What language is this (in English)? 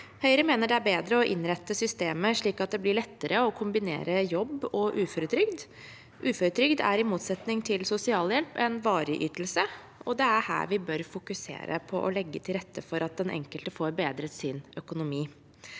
Norwegian